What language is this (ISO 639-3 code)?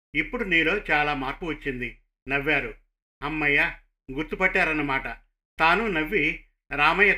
tel